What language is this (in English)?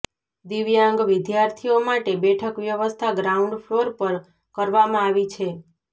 Gujarati